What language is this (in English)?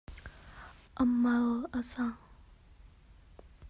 Hakha Chin